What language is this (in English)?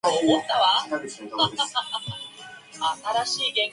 Chinese